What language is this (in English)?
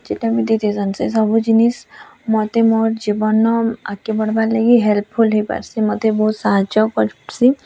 Odia